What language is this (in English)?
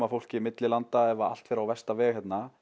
Icelandic